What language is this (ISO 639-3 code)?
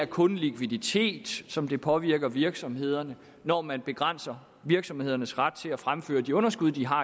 dan